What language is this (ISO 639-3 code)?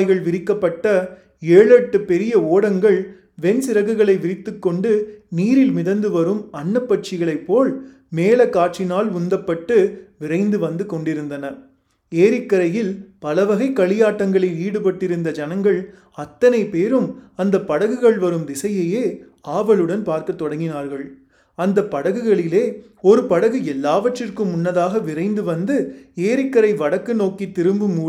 tam